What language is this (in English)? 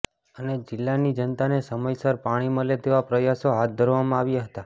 Gujarati